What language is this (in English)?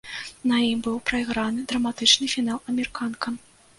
Belarusian